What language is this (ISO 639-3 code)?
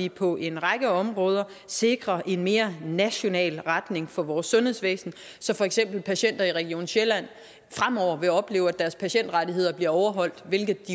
dan